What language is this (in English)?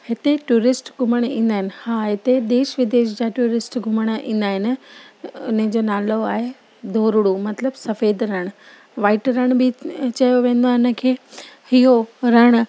Sindhi